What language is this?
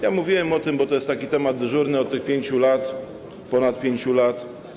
Polish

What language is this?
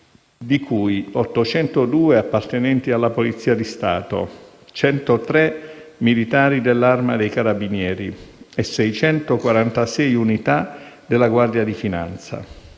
Italian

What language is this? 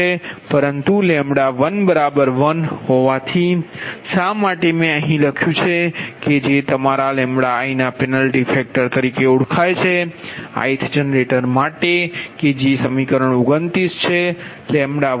Gujarati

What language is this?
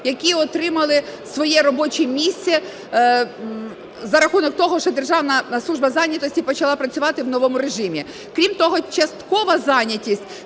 Ukrainian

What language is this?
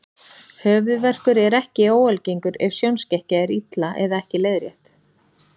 Icelandic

